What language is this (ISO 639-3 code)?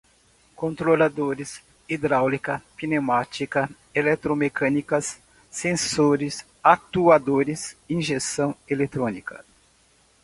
por